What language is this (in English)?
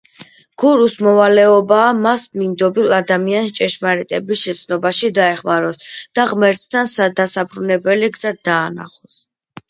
Georgian